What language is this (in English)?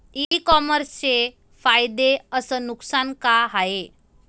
Marathi